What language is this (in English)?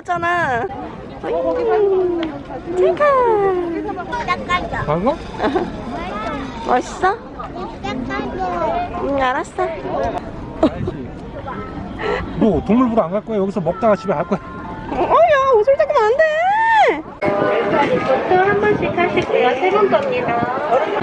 Korean